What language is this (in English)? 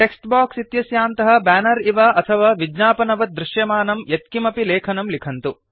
Sanskrit